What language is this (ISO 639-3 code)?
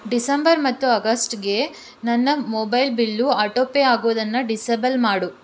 kan